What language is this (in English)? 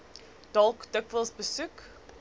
Afrikaans